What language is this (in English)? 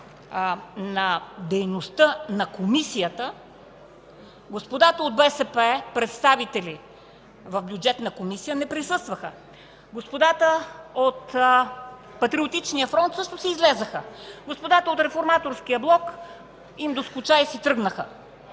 Bulgarian